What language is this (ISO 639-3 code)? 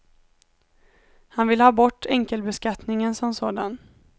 swe